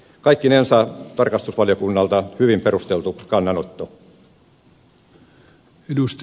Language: Finnish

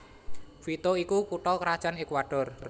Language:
Javanese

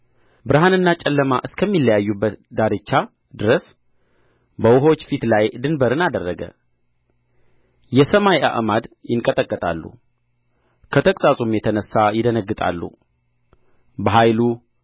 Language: Amharic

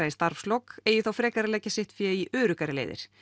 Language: Icelandic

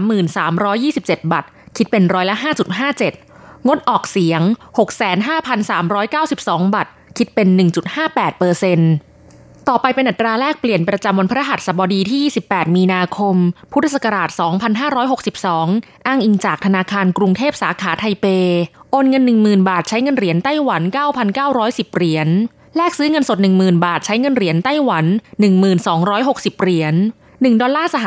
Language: Thai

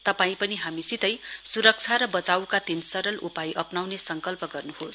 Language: Nepali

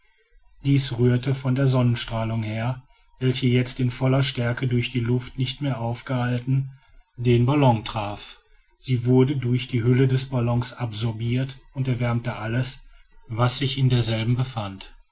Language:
German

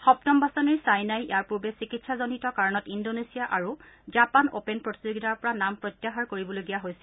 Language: Assamese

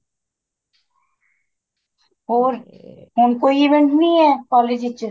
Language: Punjabi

